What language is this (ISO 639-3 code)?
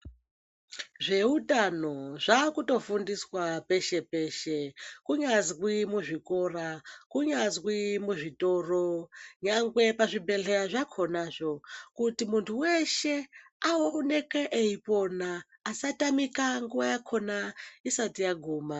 ndc